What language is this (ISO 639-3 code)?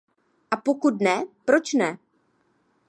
ces